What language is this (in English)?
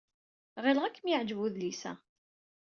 Kabyle